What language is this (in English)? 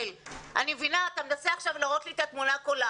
Hebrew